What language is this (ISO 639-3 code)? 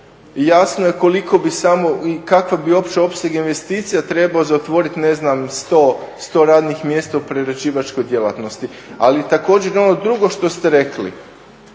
hrv